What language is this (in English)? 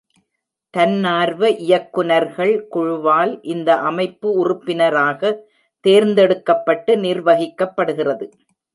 Tamil